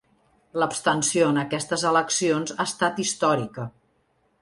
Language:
Catalan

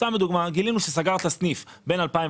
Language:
Hebrew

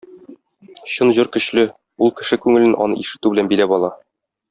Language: Tatar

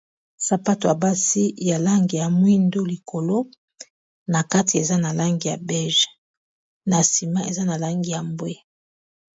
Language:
Lingala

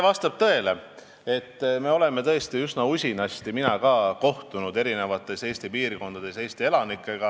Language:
Estonian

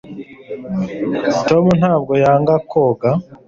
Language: Kinyarwanda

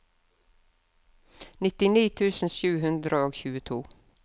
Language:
Norwegian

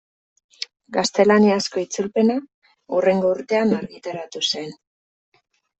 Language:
Basque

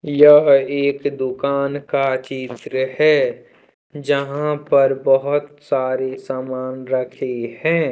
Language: Hindi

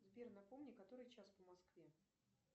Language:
Russian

